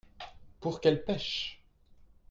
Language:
French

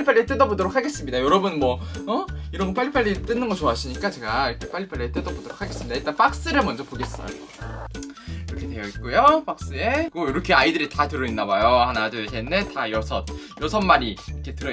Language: Korean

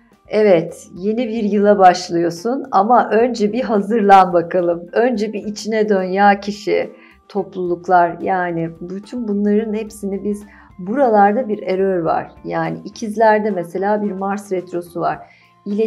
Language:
Turkish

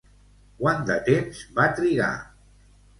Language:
Catalan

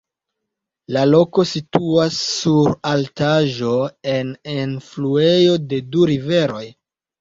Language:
Esperanto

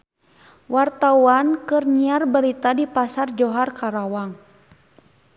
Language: Sundanese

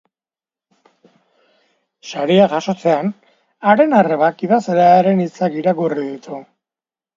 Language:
Basque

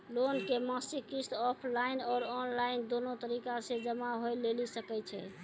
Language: Maithili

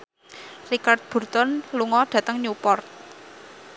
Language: Javanese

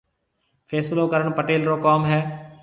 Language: Marwari (Pakistan)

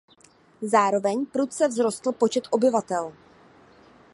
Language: Czech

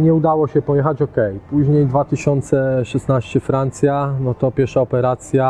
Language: Polish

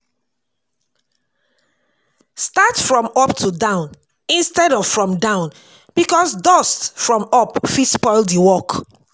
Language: Nigerian Pidgin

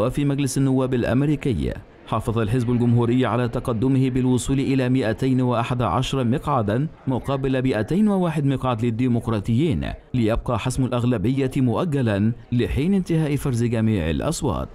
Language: Arabic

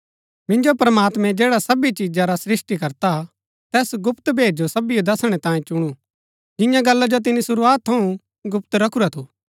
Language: Gaddi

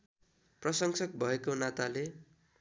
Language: Nepali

